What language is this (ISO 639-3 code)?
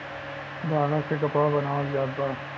bho